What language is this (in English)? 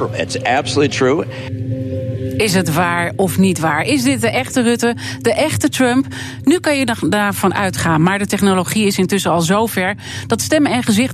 Dutch